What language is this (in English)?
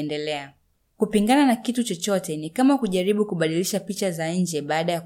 Swahili